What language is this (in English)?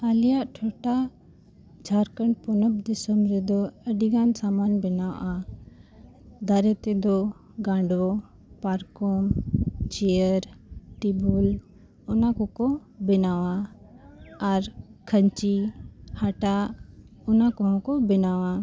Santali